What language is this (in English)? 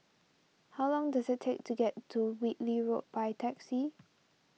English